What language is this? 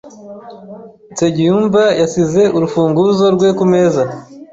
Kinyarwanda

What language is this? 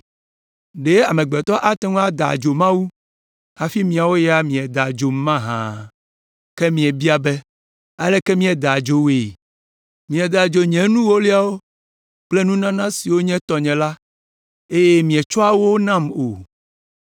Ewe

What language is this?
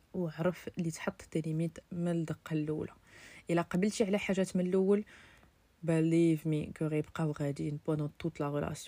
Arabic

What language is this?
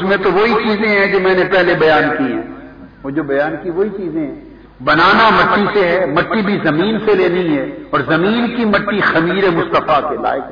Urdu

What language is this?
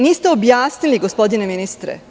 Serbian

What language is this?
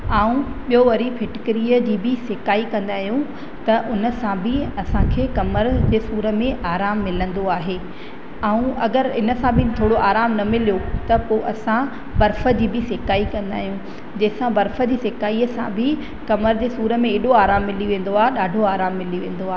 Sindhi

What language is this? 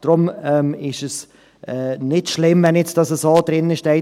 Swiss German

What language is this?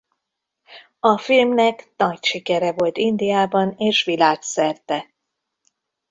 Hungarian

